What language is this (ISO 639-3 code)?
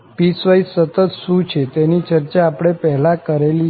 guj